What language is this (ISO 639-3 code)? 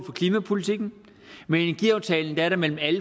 dan